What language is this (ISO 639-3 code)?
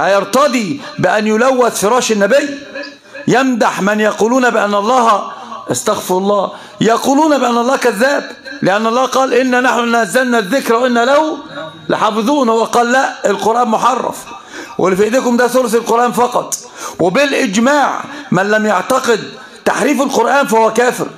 ara